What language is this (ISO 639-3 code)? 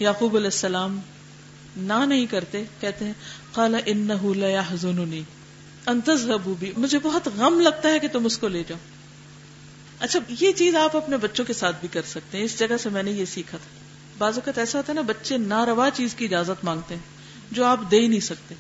urd